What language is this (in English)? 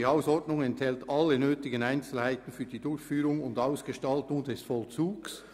Swiss German